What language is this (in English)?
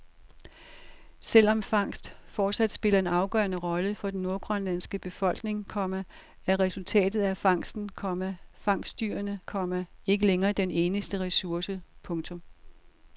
Danish